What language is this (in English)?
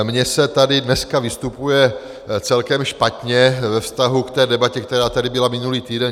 Czech